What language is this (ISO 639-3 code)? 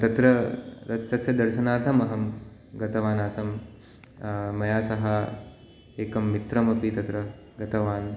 san